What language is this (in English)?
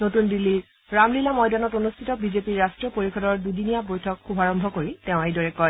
Assamese